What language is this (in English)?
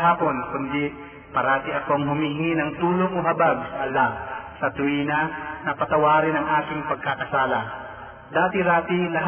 Filipino